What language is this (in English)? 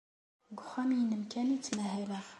Kabyle